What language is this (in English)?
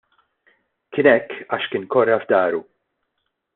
Maltese